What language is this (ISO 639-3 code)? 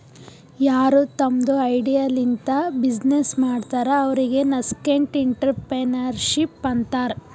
kan